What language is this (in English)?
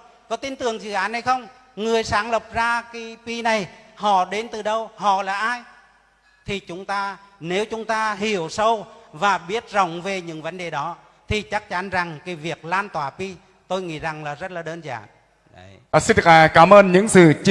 Vietnamese